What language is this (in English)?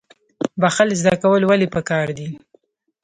Pashto